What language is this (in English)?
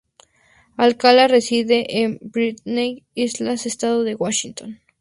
Spanish